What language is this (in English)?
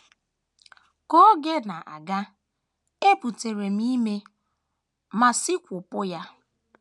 Igbo